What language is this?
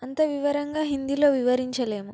Telugu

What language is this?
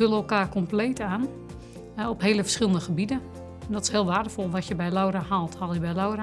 Dutch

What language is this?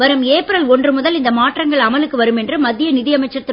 Tamil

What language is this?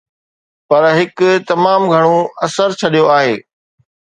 Sindhi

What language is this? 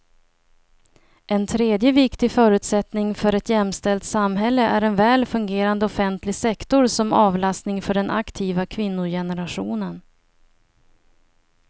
Swedish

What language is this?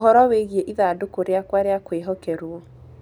Kikuyu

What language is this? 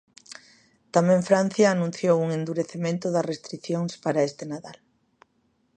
Galician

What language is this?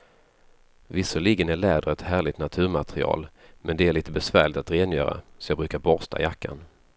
Swedish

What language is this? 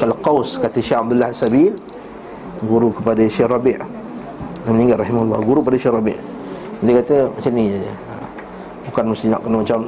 Malay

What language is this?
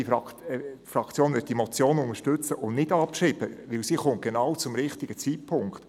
Swiss German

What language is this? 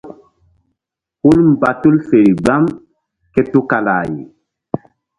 Mbum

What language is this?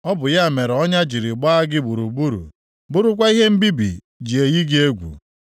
Igbo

